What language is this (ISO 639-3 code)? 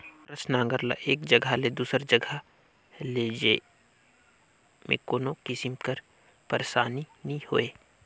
hne